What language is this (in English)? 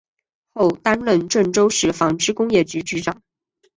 Chinese